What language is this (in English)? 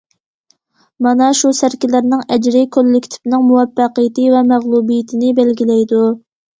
Uyghur